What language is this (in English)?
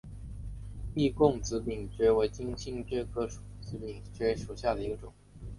Chinese